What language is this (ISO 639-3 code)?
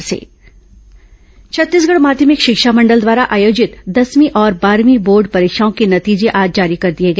hin